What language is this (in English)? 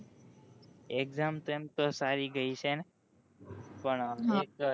Gujarati